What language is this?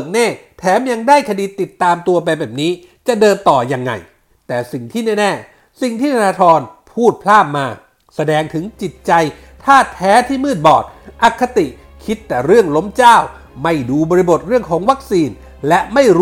Thai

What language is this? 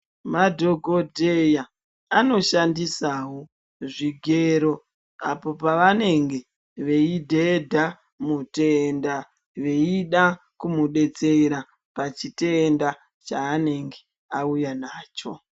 Ndau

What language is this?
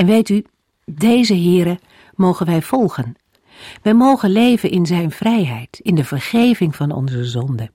Dutch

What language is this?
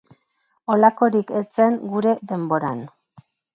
Basque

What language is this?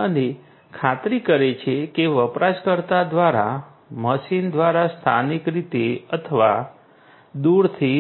Gujarati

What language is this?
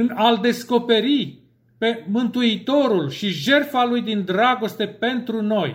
Romanian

